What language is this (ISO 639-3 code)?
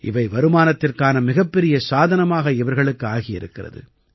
tam